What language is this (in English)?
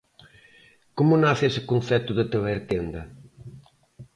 Galician